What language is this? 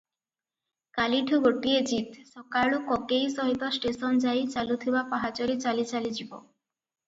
Odia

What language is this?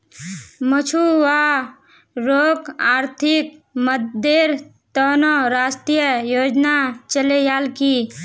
Magahi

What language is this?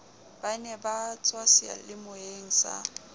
Southern Sotho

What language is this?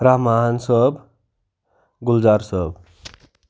Kashmiri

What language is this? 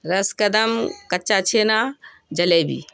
Urdu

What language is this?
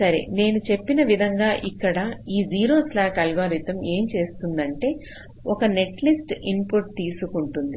Telugu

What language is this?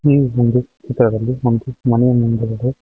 Kannada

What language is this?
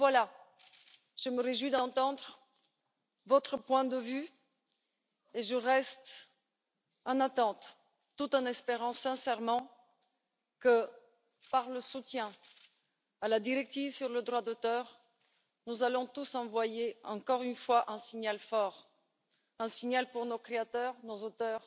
French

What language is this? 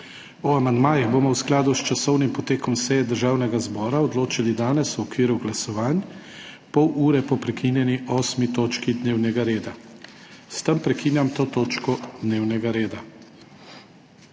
Slovenian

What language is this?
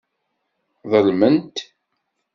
Kabyle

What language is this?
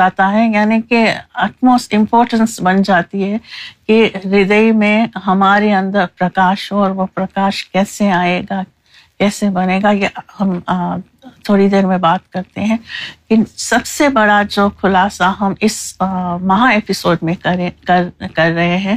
Urdu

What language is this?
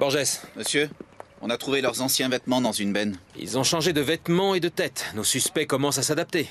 French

